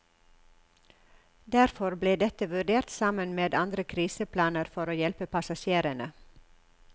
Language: Norwegian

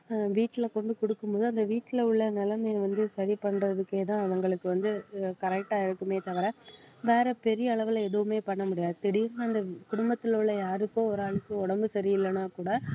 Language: Tamil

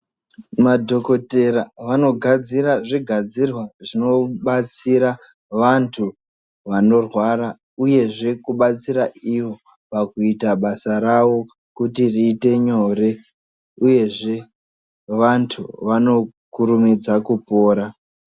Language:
Ndau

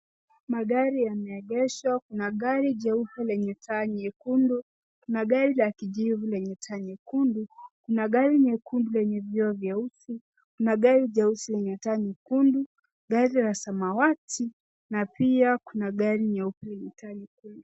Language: Swahili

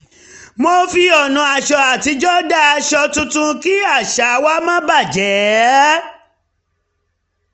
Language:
Yoruba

